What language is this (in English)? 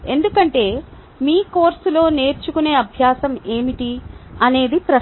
Telugu